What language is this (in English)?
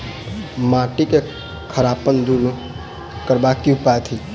Maithili